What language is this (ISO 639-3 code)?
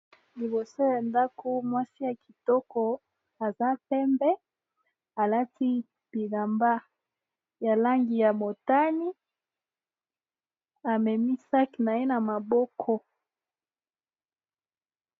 lin